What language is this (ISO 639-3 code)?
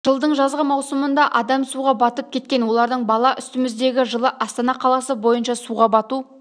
kaz